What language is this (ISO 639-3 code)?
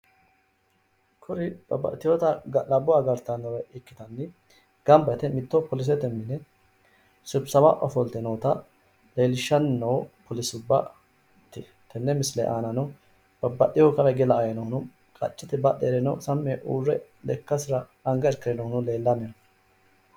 sid